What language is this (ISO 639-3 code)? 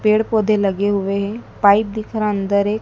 hin